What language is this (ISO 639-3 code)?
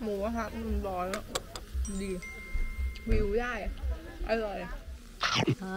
tha